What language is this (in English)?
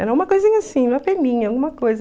Portuguese